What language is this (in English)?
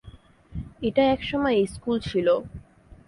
Bangla